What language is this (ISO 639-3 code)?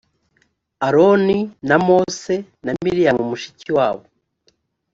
kin